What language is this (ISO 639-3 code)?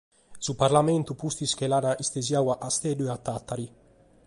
srd